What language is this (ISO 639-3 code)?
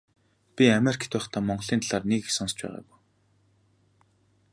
mon